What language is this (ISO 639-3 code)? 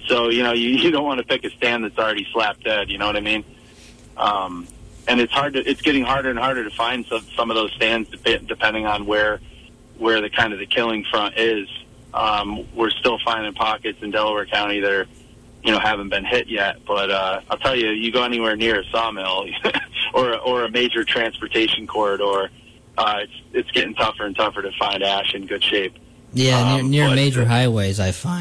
eng